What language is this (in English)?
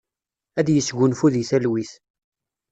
Kabyle